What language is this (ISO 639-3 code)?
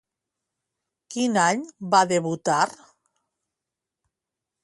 cat